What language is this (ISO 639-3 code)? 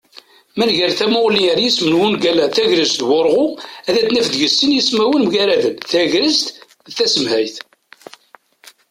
kab